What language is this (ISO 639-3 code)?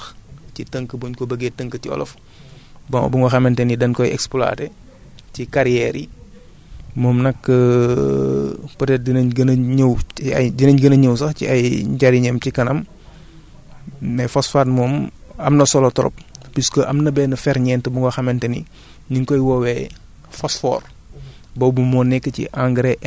wol